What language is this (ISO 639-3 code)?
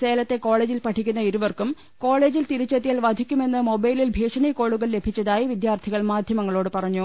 mal